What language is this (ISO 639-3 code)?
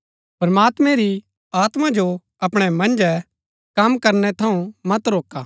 gbk